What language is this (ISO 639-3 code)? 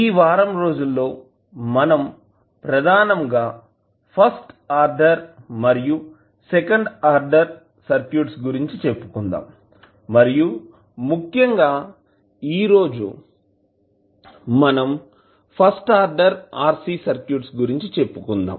tel